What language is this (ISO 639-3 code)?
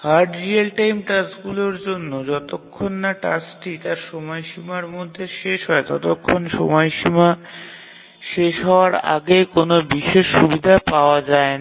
ben